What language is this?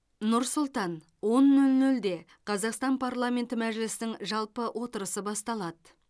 Kazakh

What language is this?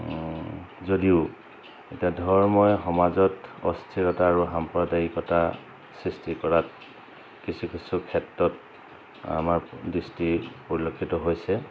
Assamese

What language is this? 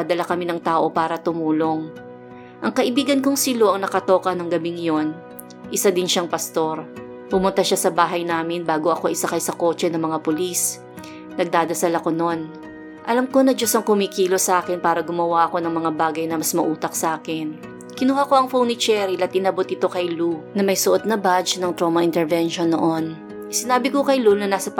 Filipino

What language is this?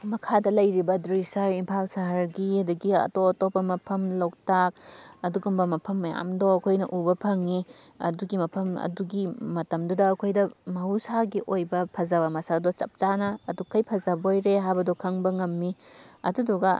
Manipuri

